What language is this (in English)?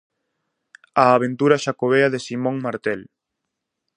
Galician